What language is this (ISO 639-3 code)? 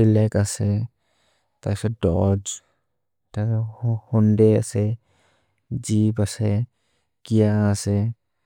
mrr